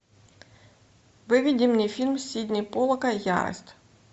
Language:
Russian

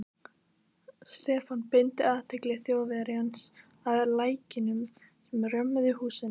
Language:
Icelandic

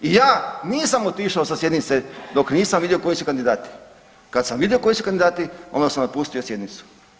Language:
Croatian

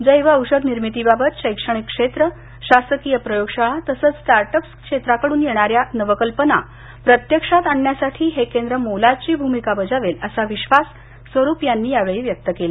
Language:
Marathi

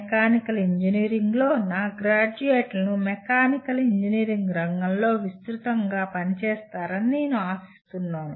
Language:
Telugu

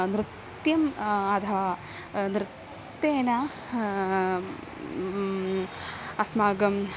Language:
Sanskrit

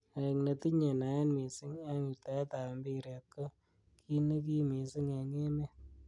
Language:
Kalenjin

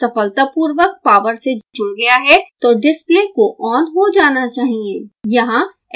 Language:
Hindi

